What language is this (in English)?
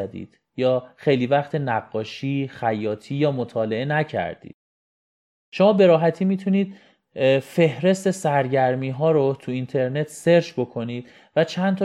Persian